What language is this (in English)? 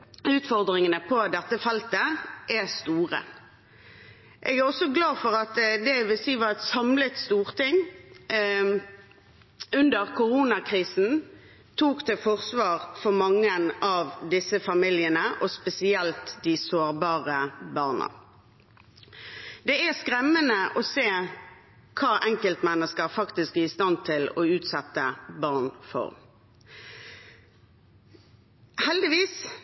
Norwegian Bokmål